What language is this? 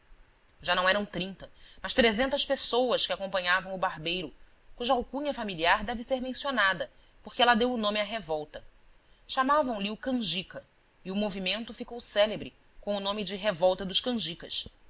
Portuguese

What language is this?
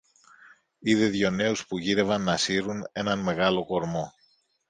Greek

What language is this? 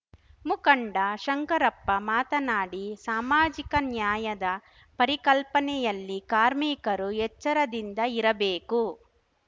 Kannada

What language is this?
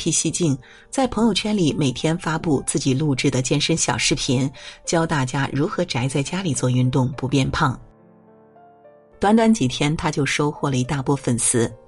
Chinese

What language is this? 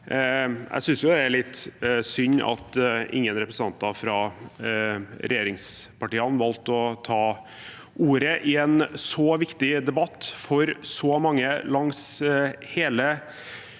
Norwegian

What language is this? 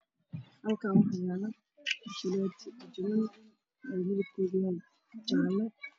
Somali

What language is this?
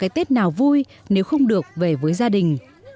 Vietnamese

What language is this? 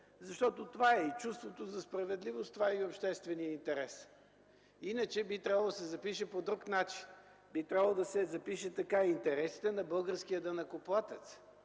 Bulgarian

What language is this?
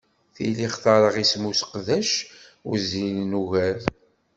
Kabyle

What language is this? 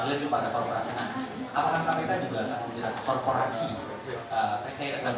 Indonesian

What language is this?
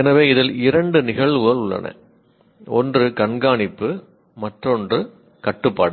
Tamil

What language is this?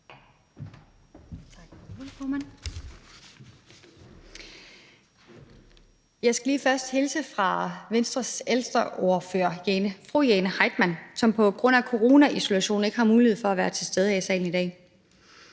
Danish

